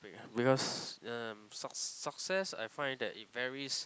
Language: English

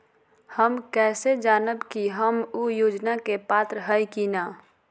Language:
Magahi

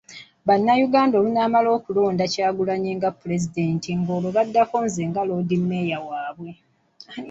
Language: Ganda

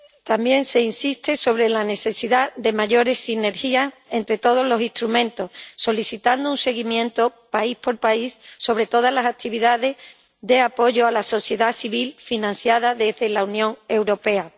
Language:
Spanish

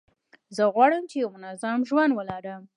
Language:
Pashto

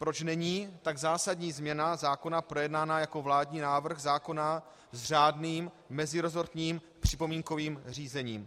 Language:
Czech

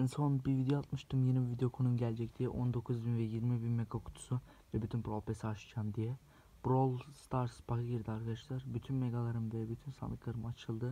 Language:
Turkish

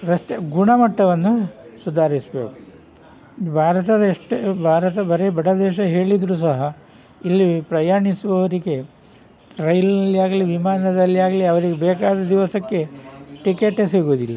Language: Kannada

